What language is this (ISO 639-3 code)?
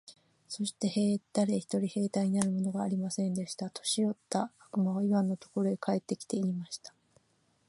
jpn